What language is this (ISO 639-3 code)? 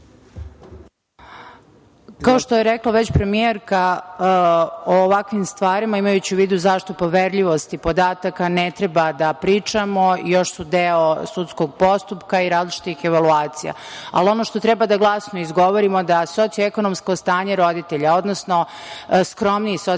srp